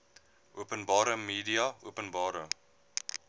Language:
Afrikaans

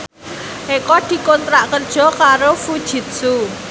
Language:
Javanese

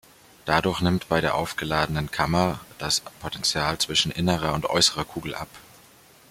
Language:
German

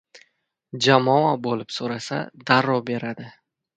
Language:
Uzbek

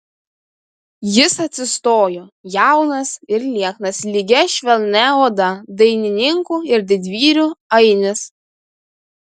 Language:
Lithuanian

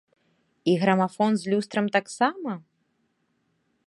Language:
Belarusian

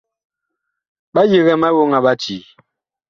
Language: Bakoko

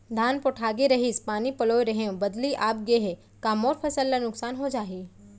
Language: Chhattisgarhi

